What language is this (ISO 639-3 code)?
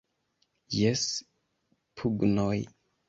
epo